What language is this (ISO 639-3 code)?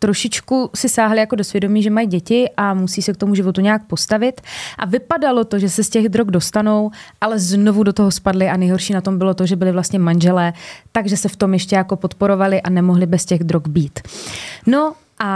ces